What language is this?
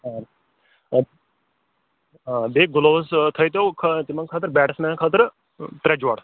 Kashmiri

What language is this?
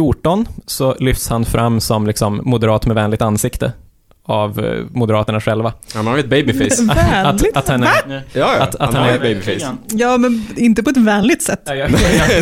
Swedish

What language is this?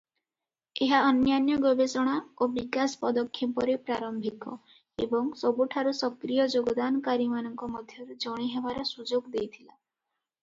Odia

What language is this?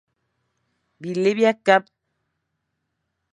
Fang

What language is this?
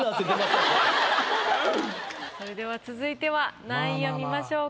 Japanese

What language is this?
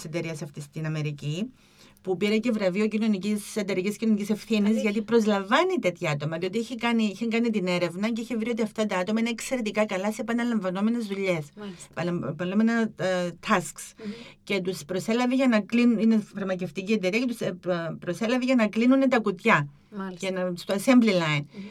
Greek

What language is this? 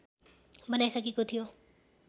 Nepali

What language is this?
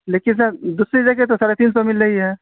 Urdu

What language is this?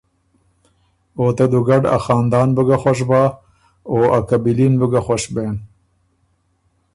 Ormuri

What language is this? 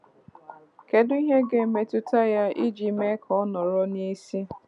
Igbo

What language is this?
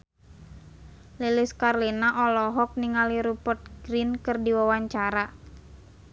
Sundanese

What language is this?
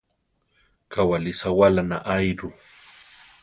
Central Tarahumara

